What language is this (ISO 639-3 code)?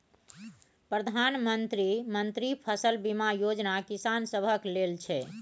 mai